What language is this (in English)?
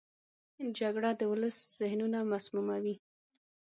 Pashto